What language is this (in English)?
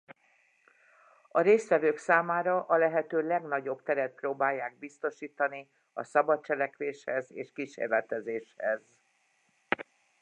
Hungarian